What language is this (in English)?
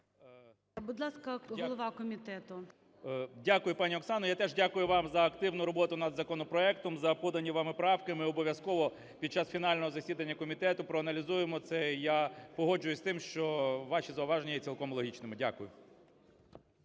Ukrainian